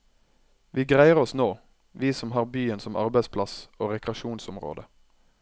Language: Norwegian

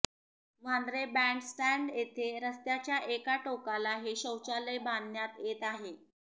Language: Marathi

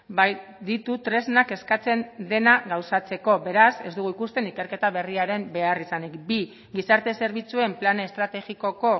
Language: Basque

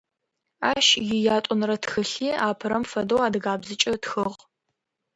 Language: Adyghe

